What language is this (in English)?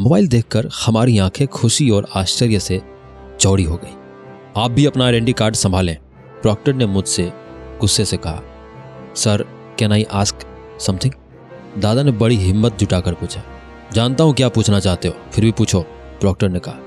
Hindi